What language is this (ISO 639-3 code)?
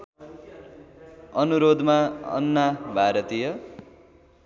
nep